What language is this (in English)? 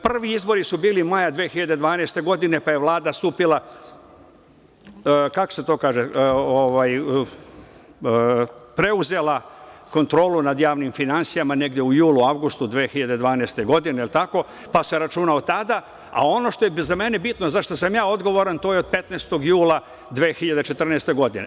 Serbian